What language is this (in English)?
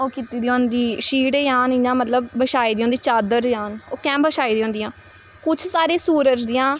Dogri